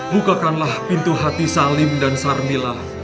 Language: Indonesian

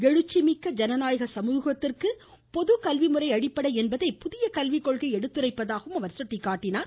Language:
Tamil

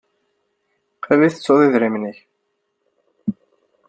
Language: Kabyle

